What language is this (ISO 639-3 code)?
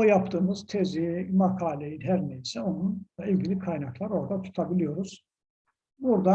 tur